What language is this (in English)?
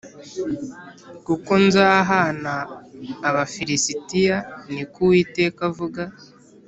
Kinyarwanda